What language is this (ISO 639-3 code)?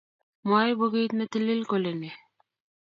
kln